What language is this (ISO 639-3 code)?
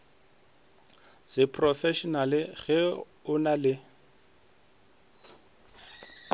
nso